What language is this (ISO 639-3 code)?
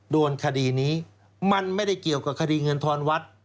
tha